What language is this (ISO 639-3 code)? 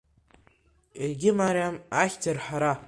abk